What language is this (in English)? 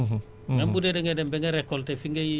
Wolof